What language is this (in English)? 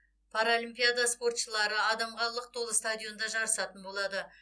Kazakh